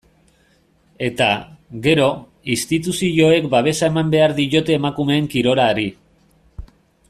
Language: Basque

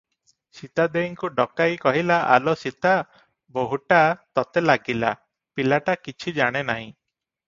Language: Odia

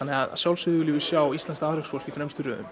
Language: Icelandic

